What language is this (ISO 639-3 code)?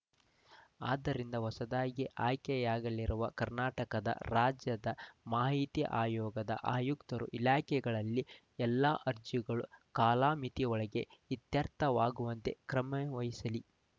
kan